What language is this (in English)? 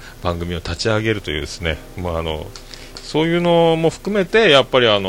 Japanese